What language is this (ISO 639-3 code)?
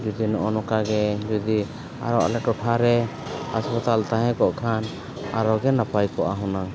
sat